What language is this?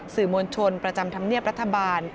Thai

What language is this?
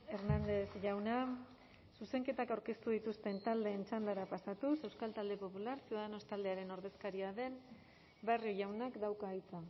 Basque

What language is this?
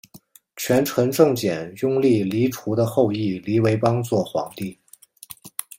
Chinese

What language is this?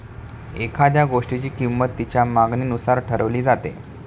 Marathi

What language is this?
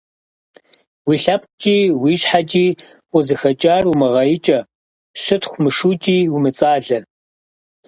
Kabardian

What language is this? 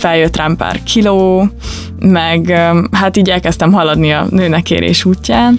Hungarian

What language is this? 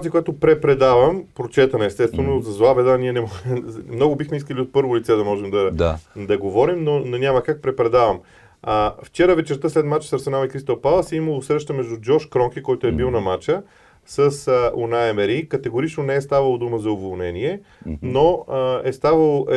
Bulgarian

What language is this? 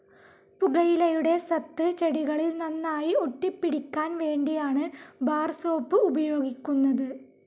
Malayalam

